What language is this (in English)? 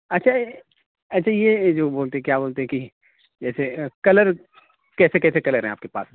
Urdu